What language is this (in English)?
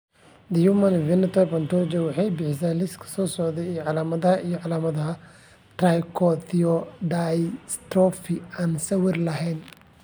Somali